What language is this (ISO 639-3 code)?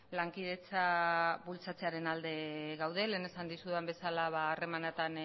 eus